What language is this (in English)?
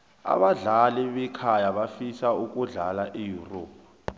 South Ndebele